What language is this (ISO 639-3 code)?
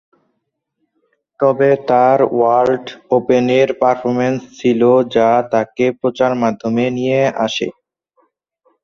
ben